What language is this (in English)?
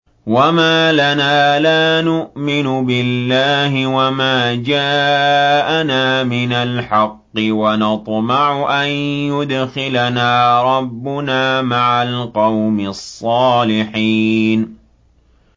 Arabic